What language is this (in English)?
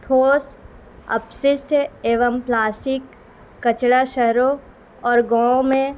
Urdu